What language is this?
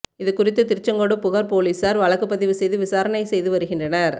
Tamil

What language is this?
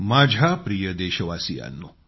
Marathi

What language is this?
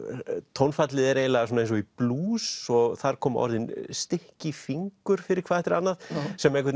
Icelandic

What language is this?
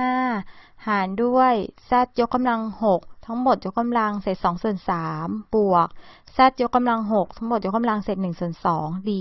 Thai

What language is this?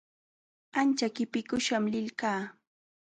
Jauja Wanca Quechua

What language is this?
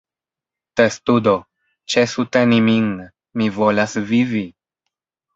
Esperanto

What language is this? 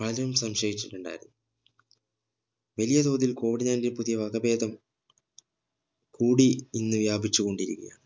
Malayalam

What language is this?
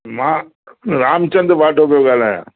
Sindhi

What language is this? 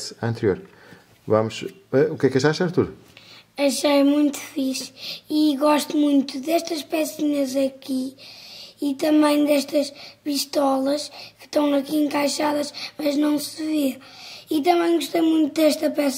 Portuguese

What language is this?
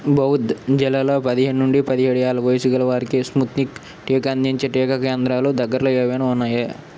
Telugu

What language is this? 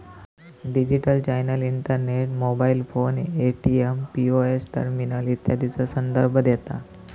Marathi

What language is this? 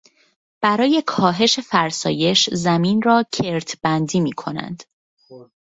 Persian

